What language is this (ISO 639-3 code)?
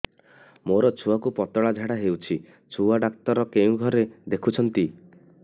ori